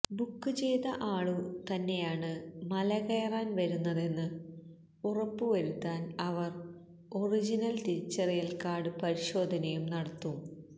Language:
Malayalam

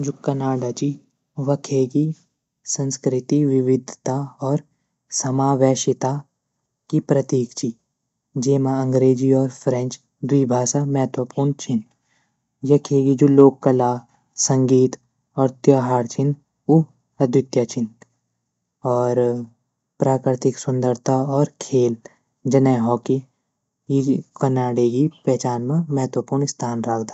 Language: Garhwali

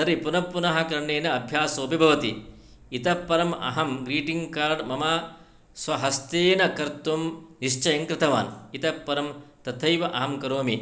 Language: Sanskrit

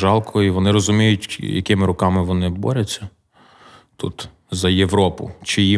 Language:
Ukrainian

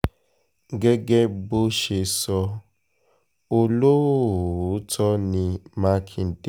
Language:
Yoruba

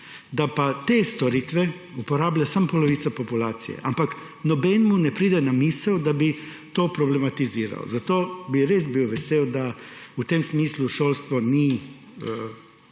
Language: Slovenian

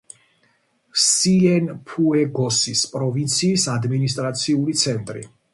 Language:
Georgian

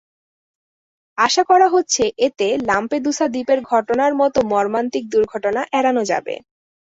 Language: Bangla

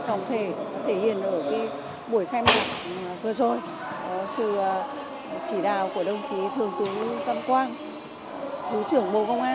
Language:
Vietnamese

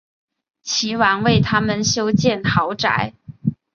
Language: Chinese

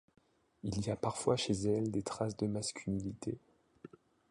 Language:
French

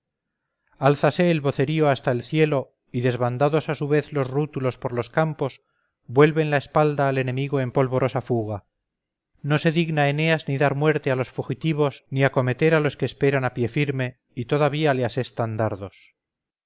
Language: Spanish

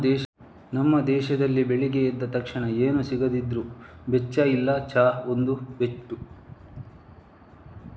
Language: Kannada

